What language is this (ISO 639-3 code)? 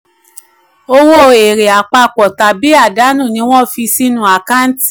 yor